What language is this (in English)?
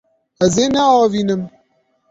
Kurdish